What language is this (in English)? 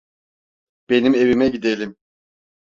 Turkish